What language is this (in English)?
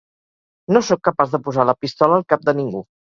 Catalan